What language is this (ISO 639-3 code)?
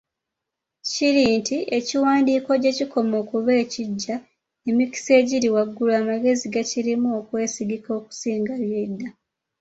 lug